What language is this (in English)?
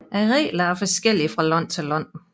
Danish